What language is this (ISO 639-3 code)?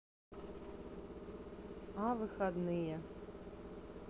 rus